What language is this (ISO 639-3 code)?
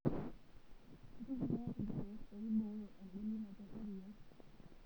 mas